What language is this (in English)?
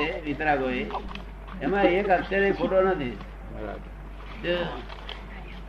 Gujarati